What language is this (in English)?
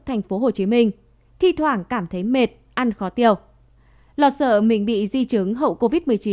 Vietnamese